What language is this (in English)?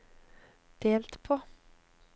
Norwegian